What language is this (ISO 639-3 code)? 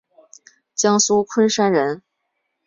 zho